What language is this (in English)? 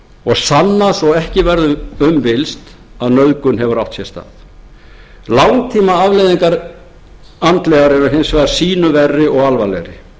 Icelandic